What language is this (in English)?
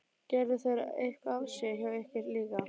Icelandic